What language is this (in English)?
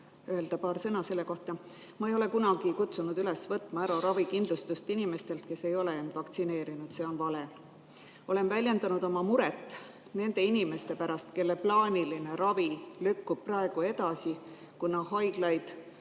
Estonian